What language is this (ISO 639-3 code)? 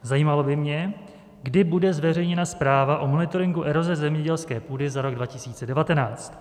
ces